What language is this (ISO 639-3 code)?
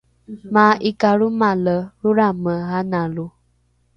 dru